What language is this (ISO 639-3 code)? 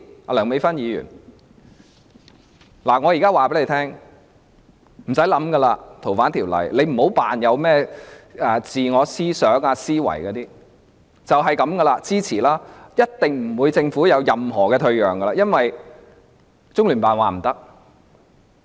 yue